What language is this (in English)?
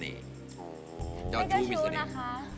Thai